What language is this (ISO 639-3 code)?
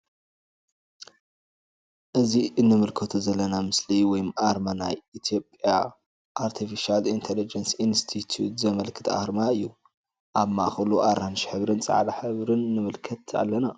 tir